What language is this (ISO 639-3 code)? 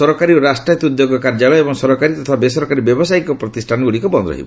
ori